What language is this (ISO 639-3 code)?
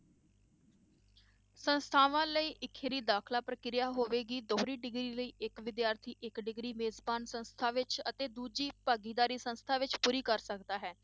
pan